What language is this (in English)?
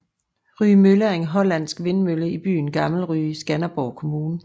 Danish